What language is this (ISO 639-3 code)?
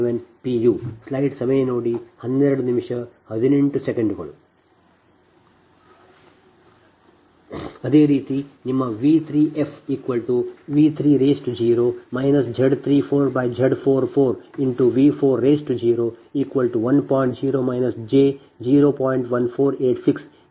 kan